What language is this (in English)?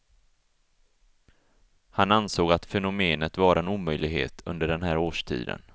Swedish